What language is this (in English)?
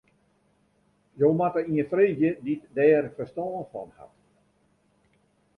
Western Frisian